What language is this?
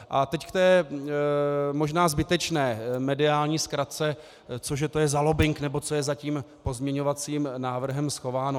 Czech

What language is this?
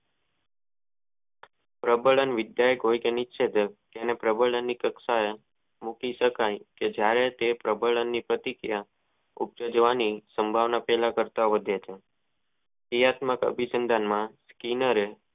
Gujarati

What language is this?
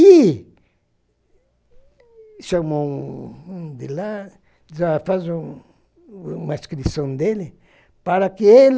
Portuguese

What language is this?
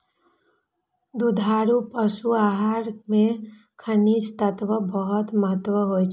Maithili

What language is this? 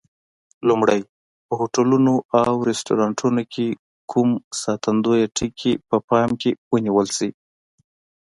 Pashto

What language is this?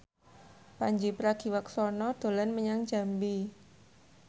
Javanese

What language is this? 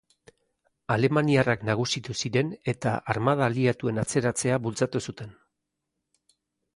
Basque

